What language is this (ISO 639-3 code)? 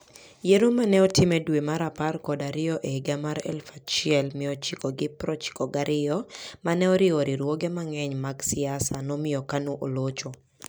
luo